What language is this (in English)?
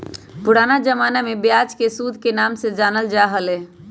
Magahi